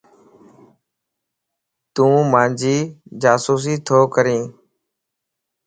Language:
Lasi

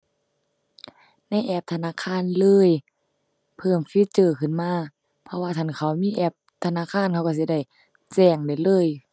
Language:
Thai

